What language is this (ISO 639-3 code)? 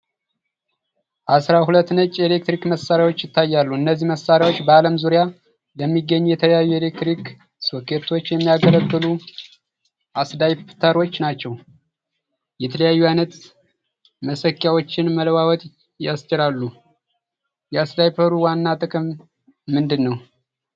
amh